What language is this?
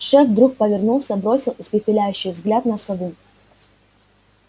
Russian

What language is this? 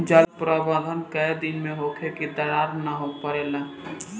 Bhojpuri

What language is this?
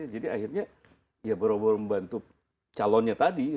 Indonesian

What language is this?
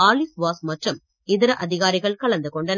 Tamil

